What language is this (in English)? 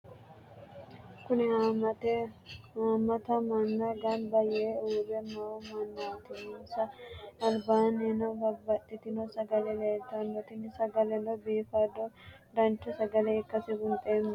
Sidamo